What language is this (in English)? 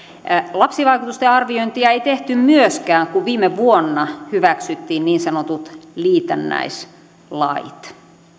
Finnish